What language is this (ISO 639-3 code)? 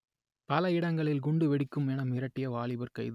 tam